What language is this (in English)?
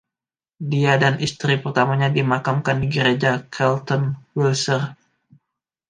Indonesian